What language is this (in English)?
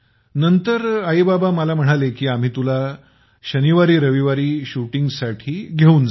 Marathi